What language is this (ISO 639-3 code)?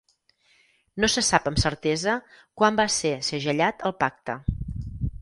cat